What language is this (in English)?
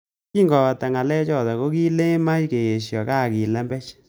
Kalenjin